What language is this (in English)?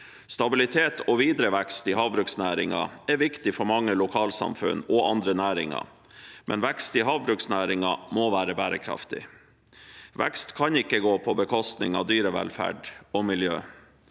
Norwegian